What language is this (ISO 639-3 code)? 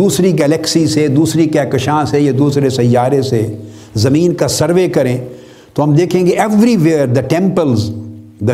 urd